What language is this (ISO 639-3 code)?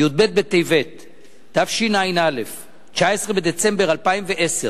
heb